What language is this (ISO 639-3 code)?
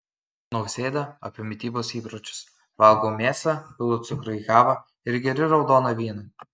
lit